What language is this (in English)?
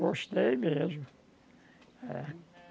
Portuguese